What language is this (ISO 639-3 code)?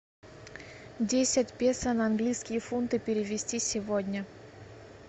rus